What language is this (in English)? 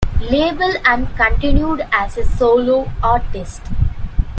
English